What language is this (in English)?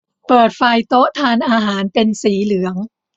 Thai